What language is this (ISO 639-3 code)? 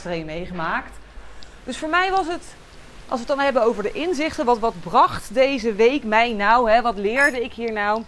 nld